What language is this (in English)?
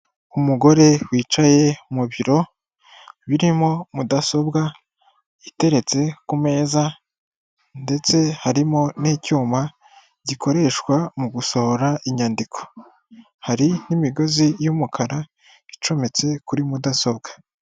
Kinyarwanda